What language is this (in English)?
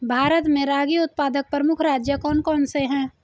Hindi